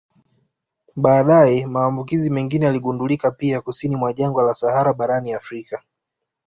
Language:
Swahili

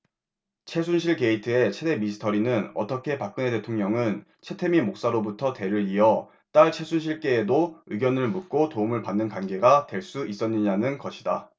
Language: Korean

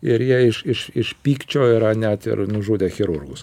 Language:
Lithuanian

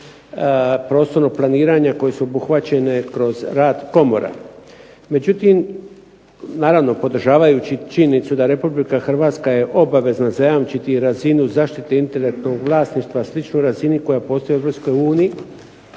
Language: Croatian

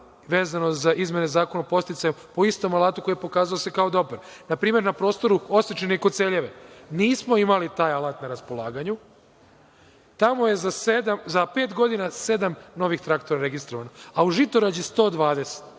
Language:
Serbian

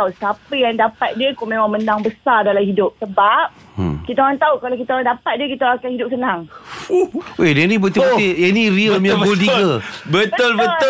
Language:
Malay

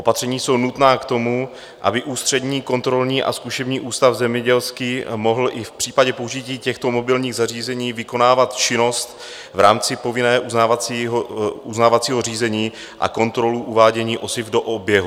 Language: Czech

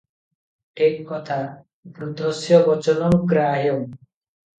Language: Odia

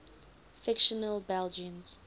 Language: English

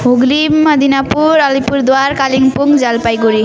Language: Nepali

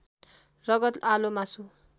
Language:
Nepali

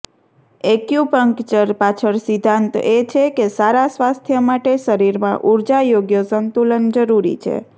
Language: Gujarati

